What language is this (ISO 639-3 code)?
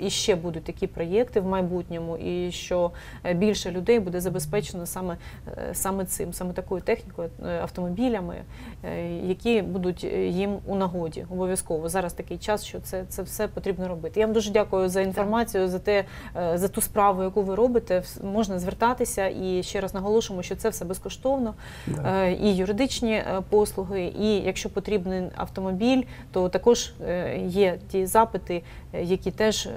ukr